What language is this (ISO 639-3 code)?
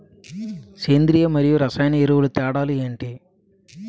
tel